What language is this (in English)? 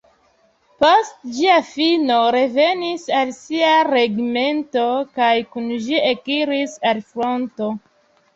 Esperanto